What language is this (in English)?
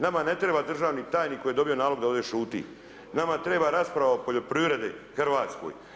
Croatian